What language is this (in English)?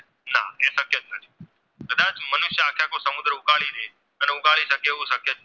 Gujarati